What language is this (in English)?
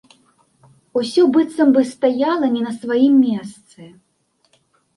Belarusian